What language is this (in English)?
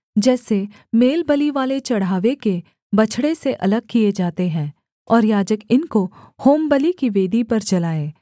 Hindi